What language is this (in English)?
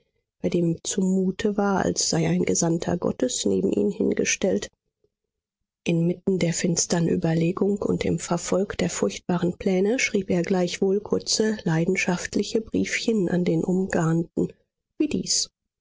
German